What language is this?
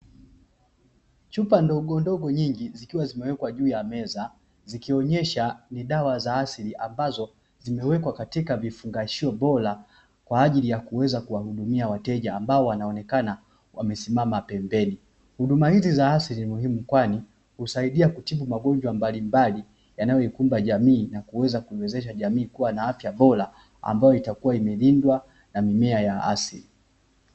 Swahili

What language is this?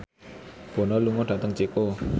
Javanese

